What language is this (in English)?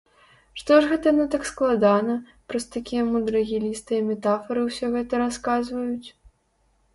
Belarusian